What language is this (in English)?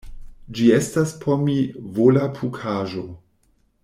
Esperanto